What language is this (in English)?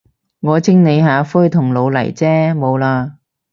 Cantonese